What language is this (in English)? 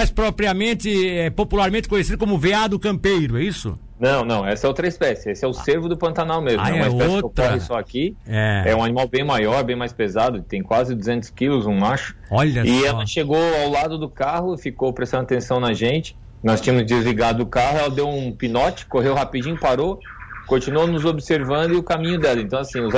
Portuguese